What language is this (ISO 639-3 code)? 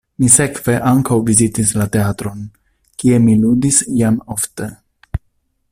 epo